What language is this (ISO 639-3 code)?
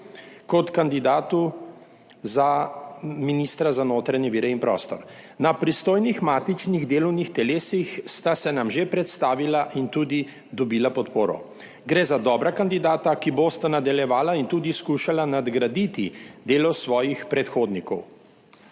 slv